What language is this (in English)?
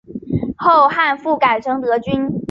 Chinese